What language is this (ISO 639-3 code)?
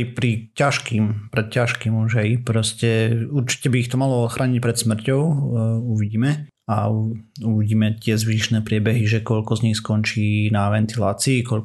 slk